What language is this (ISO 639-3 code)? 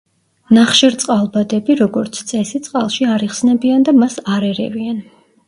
kat